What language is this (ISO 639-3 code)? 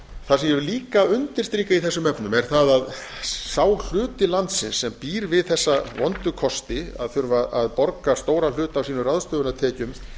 isl